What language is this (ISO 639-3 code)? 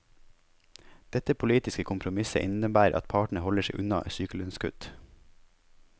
nor